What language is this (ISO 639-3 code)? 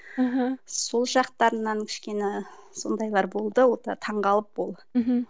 kaz